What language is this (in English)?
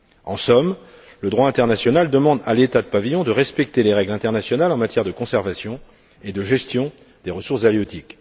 French